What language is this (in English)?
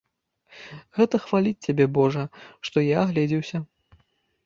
Belarusian